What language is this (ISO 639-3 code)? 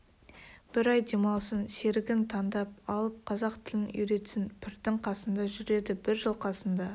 kaz